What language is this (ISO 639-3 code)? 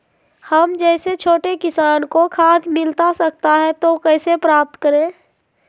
mag